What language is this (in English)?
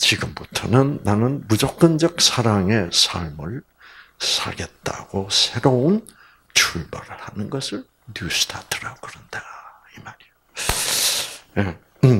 Korean